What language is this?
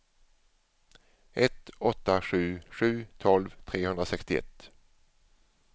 Swedish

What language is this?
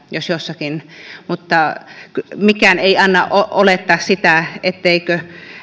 Finnish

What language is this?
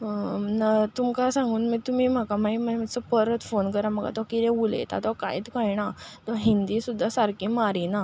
Konkani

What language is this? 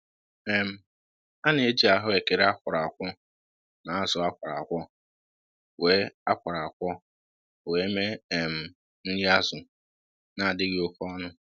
Igbo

